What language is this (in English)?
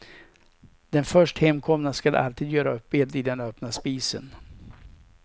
Swedish